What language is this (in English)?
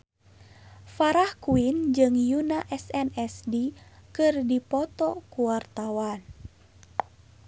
Sundanese